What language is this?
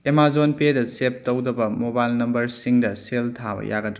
Manipuri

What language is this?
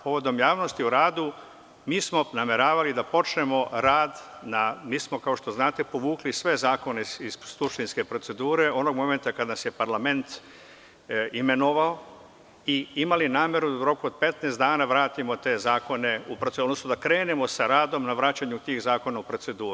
Serbian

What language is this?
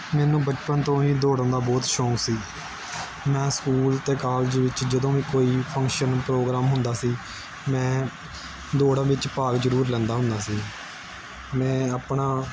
Punjabi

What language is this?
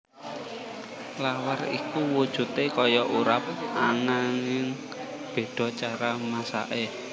Javanese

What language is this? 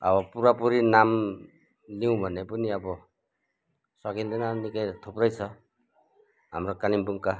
Nepali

